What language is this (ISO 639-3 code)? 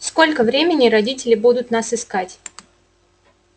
rus